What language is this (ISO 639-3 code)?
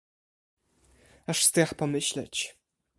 pol